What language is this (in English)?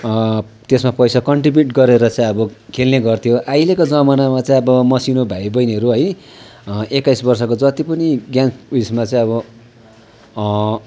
Nepali